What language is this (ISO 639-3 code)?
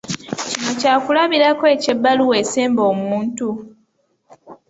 lug